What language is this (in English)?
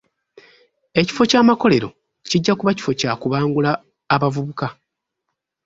Ganda